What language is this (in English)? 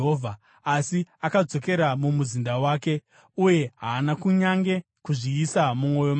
Shona